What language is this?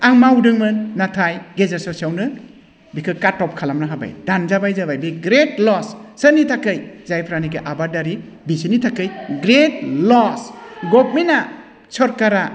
Bodo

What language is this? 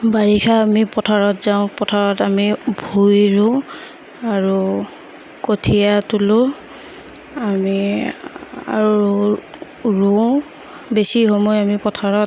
Assamese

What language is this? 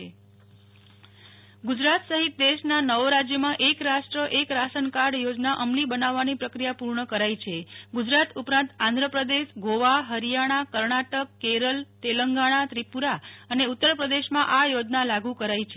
Gujarati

